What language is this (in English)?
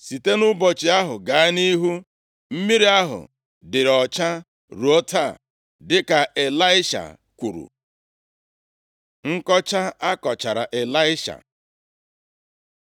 Igbo